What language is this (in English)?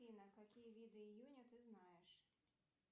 Russian